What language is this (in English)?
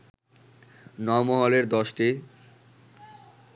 Bangla